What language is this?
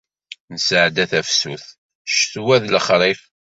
Kabyle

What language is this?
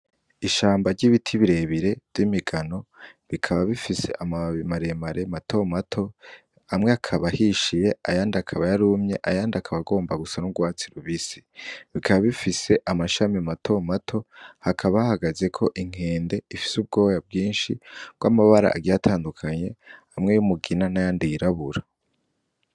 Rundi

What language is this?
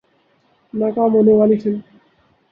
Urdu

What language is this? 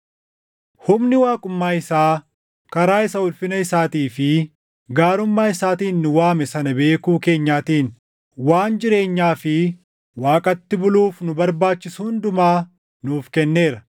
Oromo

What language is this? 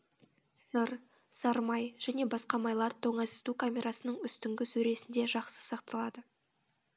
Kazakh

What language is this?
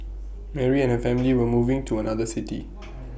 English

